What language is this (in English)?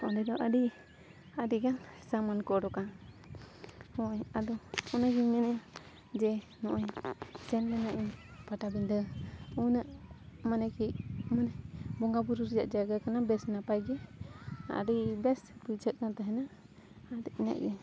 Santali